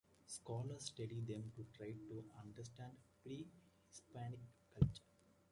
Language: English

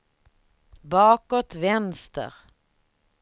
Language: Swedish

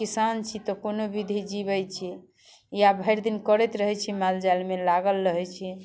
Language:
Maithili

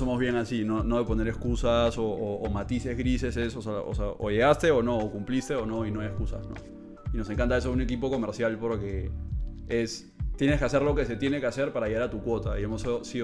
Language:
Spanish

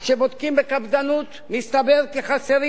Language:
Hebrew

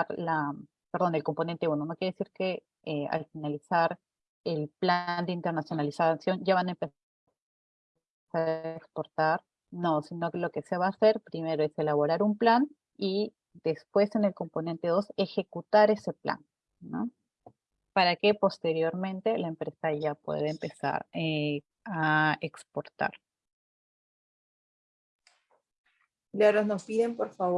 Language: Spanish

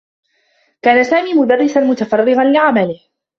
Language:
Arabic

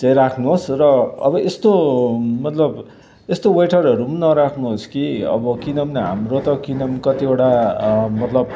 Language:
Nepali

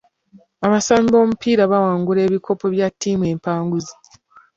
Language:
Ganda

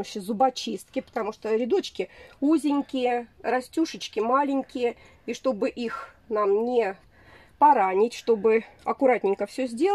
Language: Russian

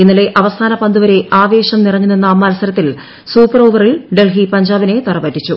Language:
Malayalam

